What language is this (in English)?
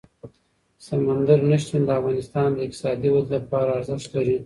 Pashto